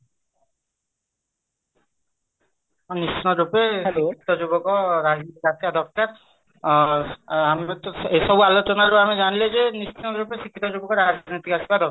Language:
Odia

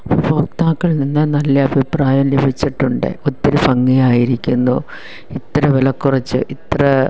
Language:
Malayalam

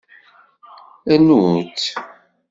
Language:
Kabyle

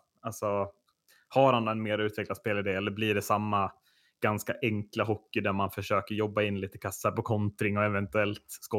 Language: Swedish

